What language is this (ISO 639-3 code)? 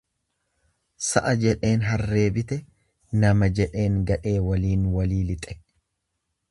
orm